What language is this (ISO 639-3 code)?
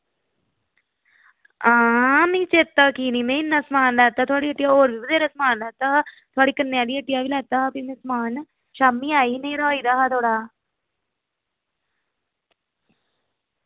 doi